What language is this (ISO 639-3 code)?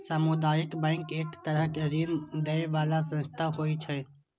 mai